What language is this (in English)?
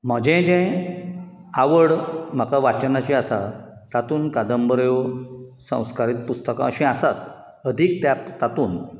Konkani